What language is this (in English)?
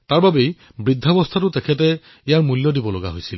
Assamese